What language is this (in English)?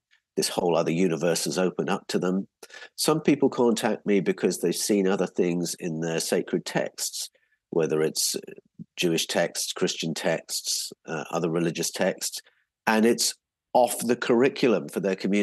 English